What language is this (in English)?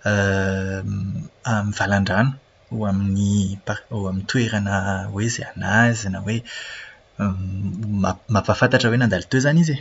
Malagasy